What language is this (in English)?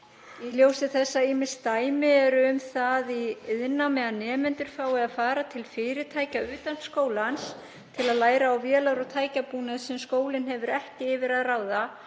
Icelandic